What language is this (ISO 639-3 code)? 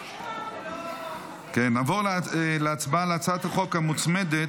heb